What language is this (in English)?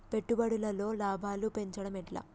Telugu